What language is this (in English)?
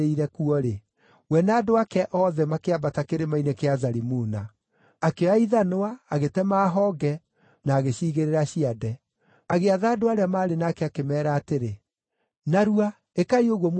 Kikuyu